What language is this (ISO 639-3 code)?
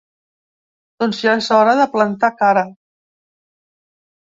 cat